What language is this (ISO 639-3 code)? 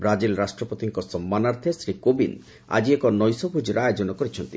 ori